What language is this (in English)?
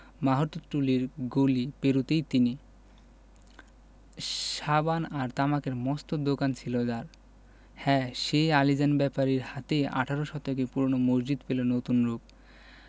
Bangla